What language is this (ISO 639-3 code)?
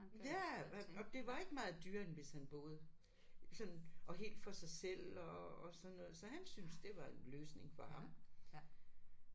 dan